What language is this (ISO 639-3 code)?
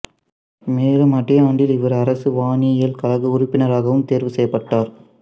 tam